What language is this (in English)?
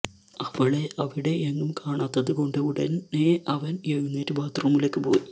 Malayalam